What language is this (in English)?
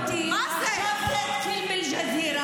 Hebrew